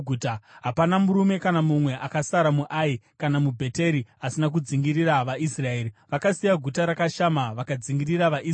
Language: Shona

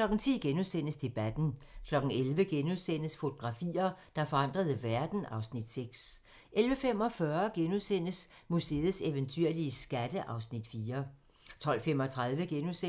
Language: Danish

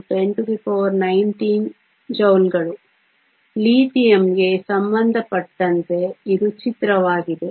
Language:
Kannada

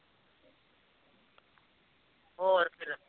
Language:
Punjabi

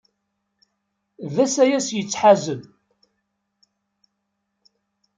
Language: Kabyle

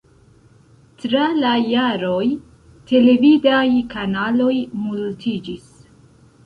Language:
Esperanto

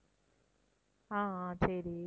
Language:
Tamil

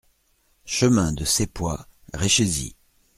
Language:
French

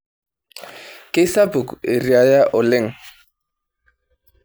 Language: Masai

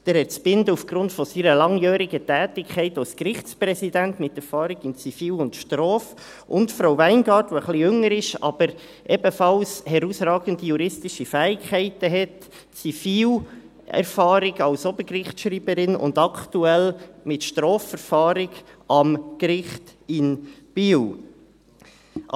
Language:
Swiss German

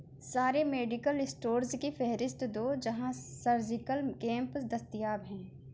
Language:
Urdu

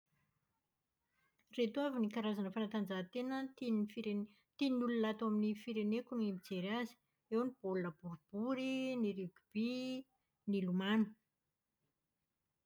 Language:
Malagasy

